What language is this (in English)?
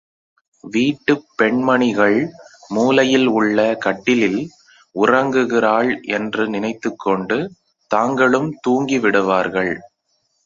Tamil